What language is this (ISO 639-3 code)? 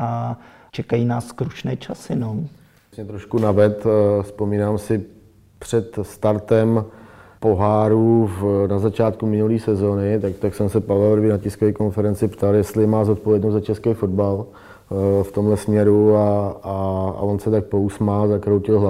ces